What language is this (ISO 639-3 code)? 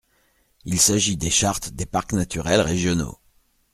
fra